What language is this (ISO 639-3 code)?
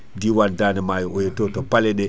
ful